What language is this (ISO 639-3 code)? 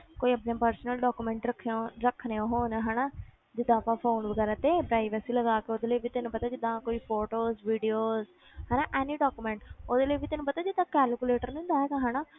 pan